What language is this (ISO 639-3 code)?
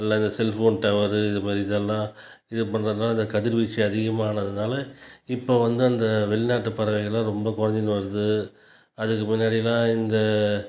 tam